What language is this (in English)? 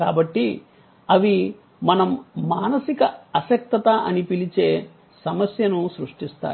Telugu